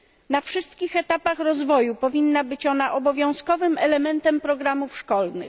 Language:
Polish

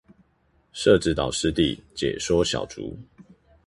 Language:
Chinese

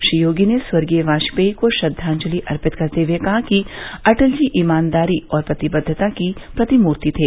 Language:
Hindi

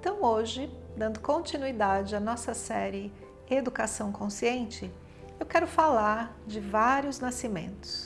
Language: Portuguese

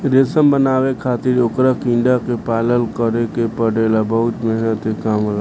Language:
Bhojpuri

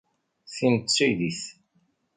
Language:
Kabyle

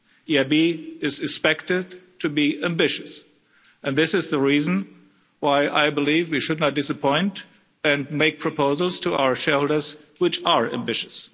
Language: English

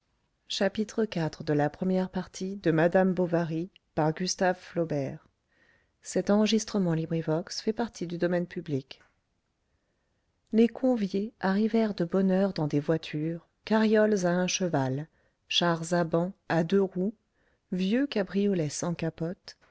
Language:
French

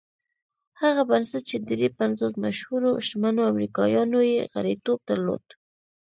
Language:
Pashto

